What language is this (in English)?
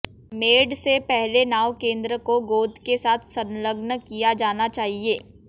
Hindi